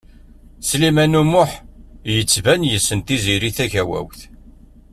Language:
Kabyle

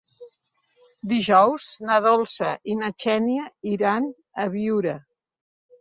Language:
Catalan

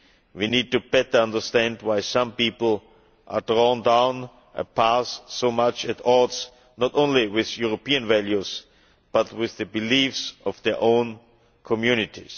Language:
English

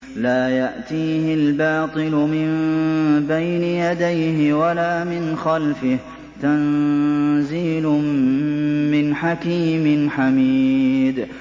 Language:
Arabic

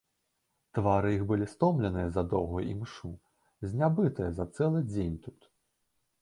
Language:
Belarusian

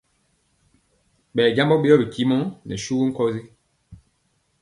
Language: Mpiemo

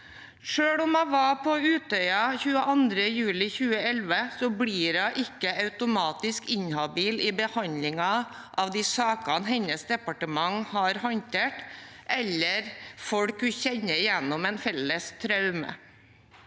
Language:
Norwegian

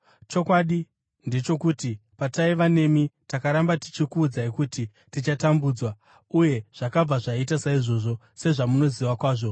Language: Shona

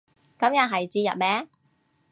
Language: Cantonese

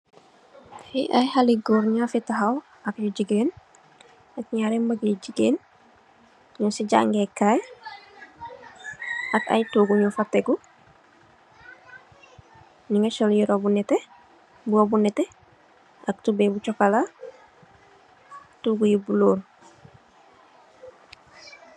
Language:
Wolof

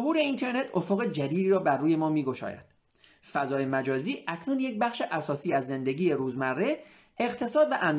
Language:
Persian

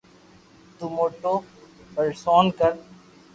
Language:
Loarki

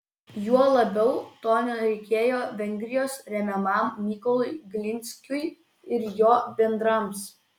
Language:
Lithuanian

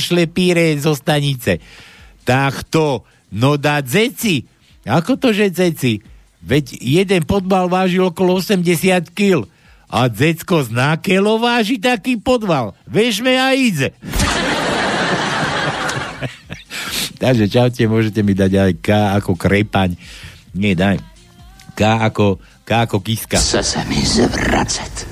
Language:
Slovak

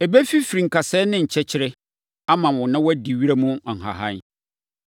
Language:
Akan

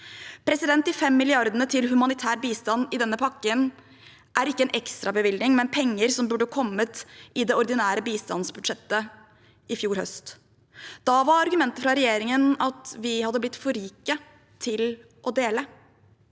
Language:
Norwegian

